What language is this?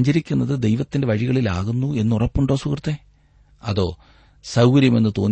Malayalam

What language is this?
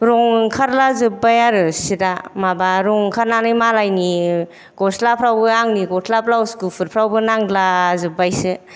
Bodo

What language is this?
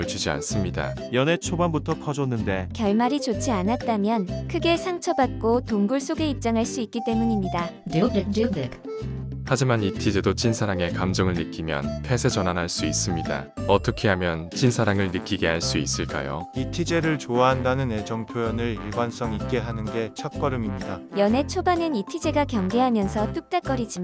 Korean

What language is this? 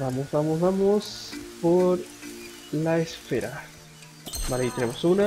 Spanish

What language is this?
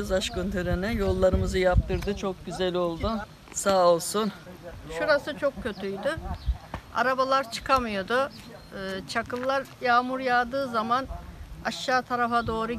Turkish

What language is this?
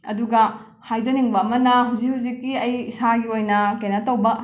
Manipuri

